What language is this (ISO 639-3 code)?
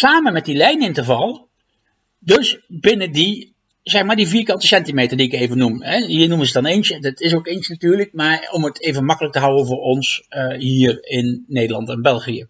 nld